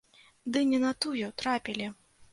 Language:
Belarusian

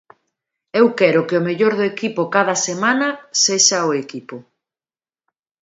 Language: Galician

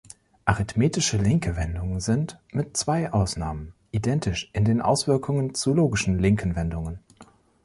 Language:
German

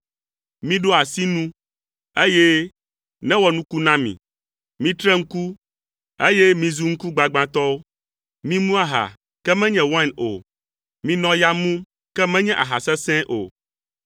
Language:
Ewe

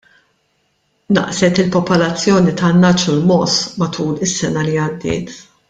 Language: Maltese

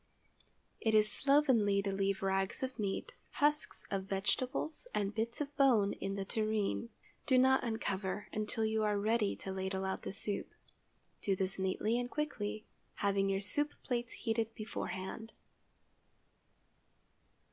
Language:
English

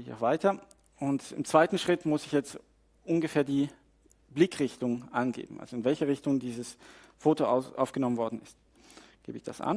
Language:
German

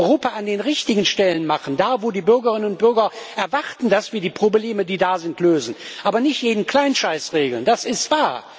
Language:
German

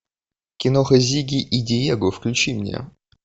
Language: Russian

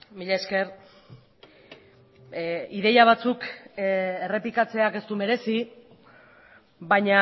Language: Basque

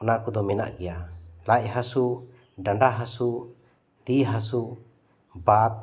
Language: Santali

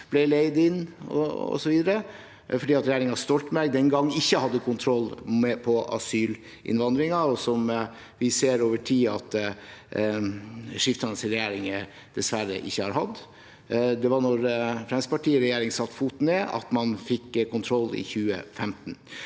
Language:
Norwegian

